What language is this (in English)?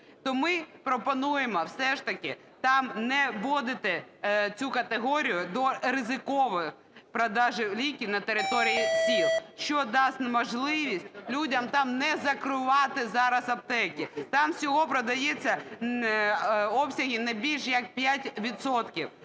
Ukrainian